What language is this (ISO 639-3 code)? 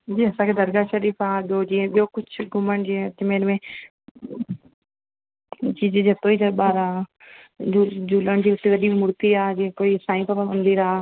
snd